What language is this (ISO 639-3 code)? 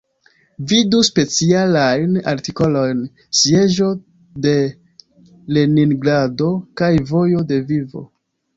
epo